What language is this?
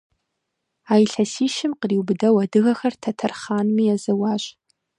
Kabardian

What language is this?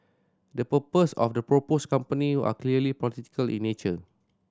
English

